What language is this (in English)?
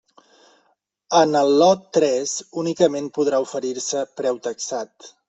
Catalan